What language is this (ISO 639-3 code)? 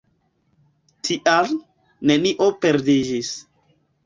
epo